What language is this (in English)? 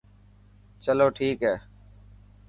Dhatki